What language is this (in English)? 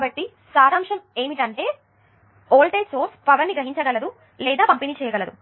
Telugu